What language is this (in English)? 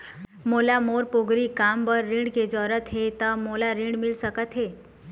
Chhattisgarhi